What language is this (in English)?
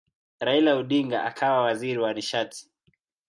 Swahili